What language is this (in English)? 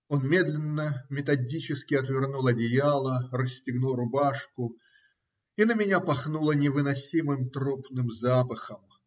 Russian